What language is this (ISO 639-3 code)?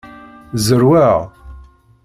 kab